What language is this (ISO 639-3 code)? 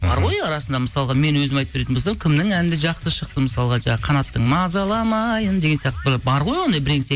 kaz